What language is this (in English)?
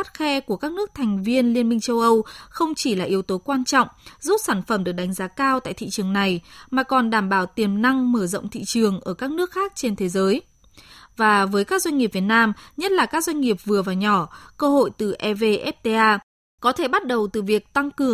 Vietnamese